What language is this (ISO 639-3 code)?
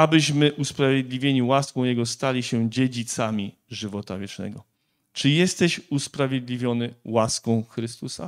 pol